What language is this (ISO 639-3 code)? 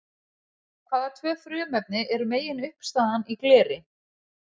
isl